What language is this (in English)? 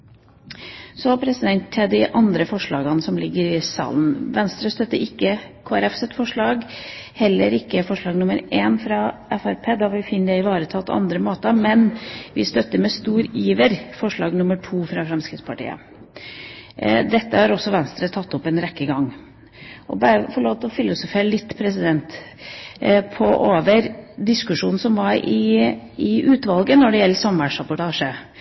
Norwegian Bokmål